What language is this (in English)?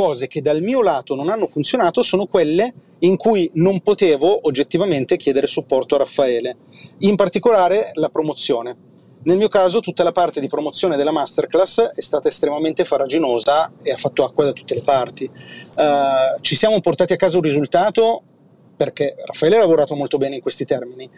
Italian